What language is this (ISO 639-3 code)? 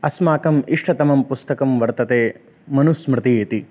san